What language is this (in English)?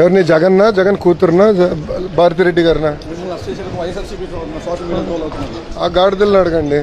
Telugu